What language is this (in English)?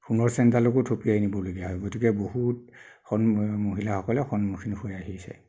Assamese